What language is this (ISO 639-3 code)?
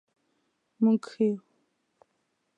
pus